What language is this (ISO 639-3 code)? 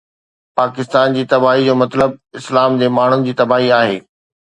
snd